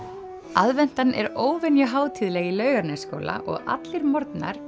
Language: Icelandic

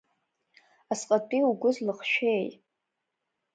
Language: Abkhazian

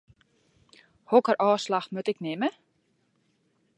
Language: Western Frisian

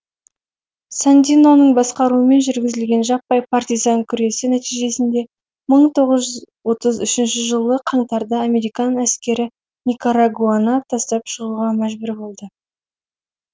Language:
Kazakh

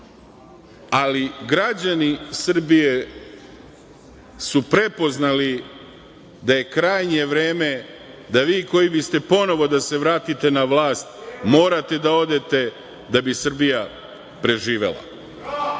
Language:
Serbian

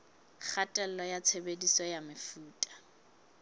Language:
Southern Sotho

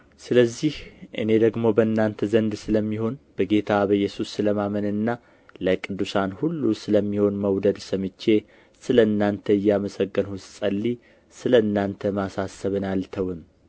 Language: Amharic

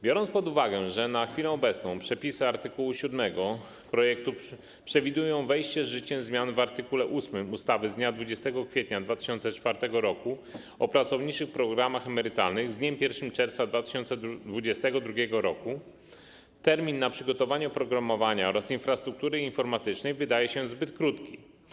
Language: Polish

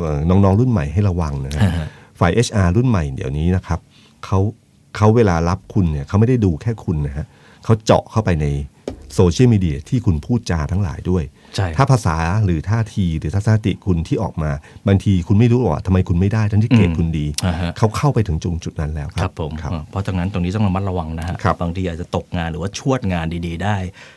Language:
Thai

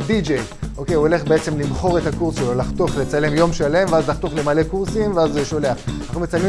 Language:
Hebrew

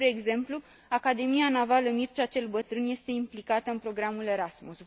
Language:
Romanian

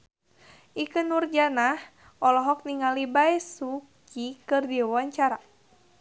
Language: Sundanese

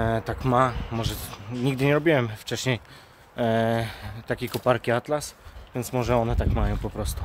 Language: Polish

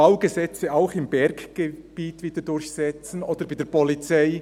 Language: Swiss German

